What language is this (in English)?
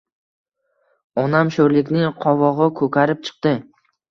Uzbek